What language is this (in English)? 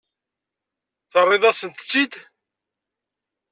Kabyle